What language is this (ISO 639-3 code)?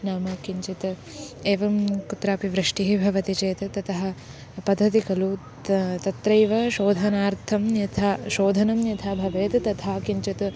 san